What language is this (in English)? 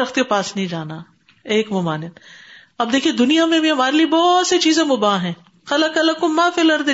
Urdu